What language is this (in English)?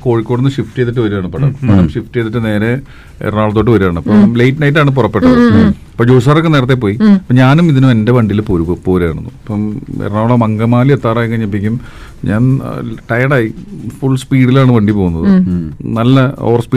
Malayalam